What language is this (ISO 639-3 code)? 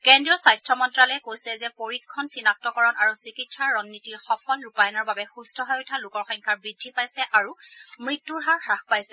asm